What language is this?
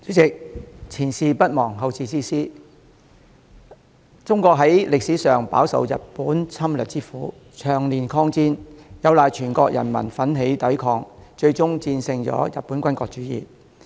Cantonese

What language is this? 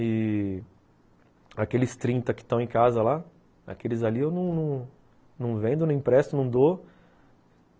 Portuguese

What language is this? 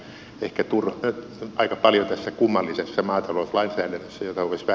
Finnish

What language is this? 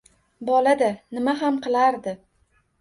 Uzbek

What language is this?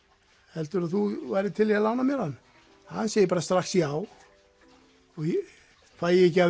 Icelandic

